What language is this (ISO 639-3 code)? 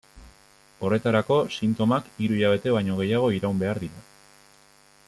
eus